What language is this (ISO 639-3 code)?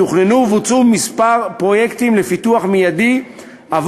heb